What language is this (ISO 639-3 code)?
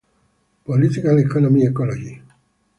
eng